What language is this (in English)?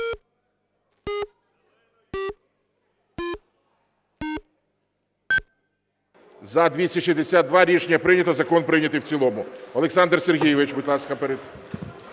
Ukrainian